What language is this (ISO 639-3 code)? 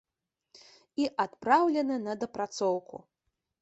bel